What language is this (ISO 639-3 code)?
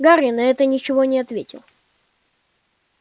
rus